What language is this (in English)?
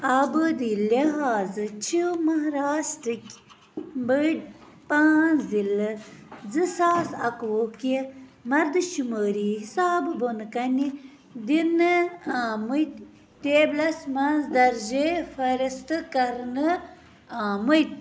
Kashmiri